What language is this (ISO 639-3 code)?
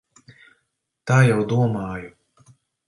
lav